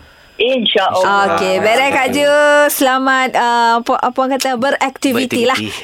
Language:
Malay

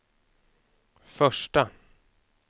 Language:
Swedish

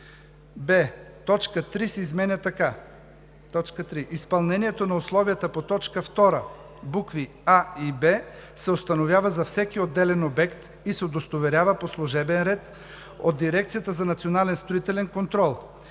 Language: Bulgarian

